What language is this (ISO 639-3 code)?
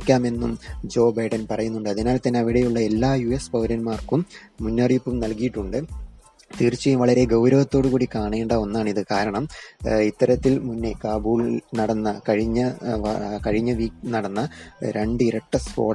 mal